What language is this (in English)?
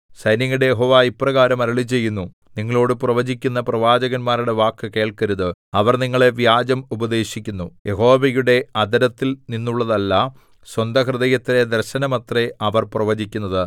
Malayalam